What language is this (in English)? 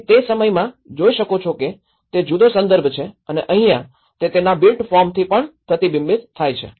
Gujarati